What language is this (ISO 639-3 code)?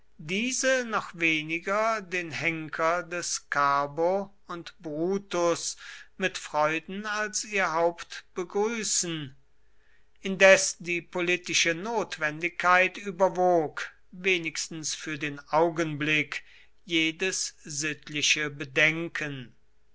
deu